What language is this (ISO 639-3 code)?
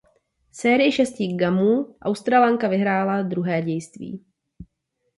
ces